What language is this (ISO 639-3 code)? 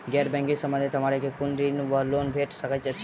mai